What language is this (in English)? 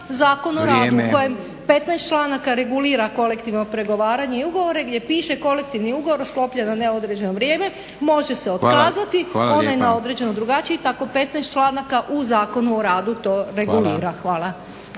Croatian